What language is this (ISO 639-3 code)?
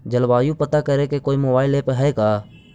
mag